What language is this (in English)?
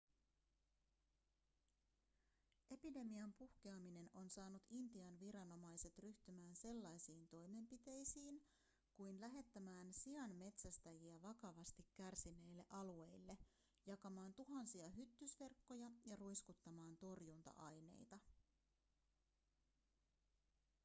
Finnish